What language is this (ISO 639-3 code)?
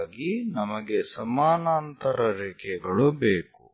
kan